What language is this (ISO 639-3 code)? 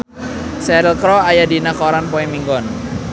sun